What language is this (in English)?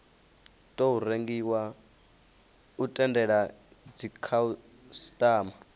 Venda